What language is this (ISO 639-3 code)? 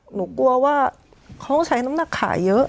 tha